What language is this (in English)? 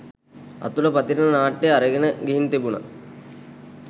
Sinhala